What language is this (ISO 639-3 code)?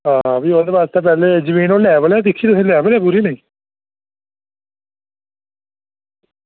doi